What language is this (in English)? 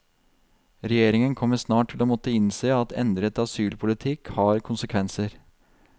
Norwegian